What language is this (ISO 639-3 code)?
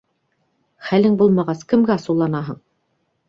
bak